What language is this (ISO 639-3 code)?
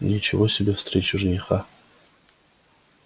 rus